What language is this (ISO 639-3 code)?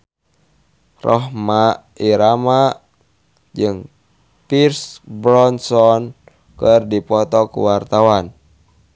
sun